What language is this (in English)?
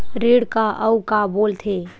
Chhattisgarhi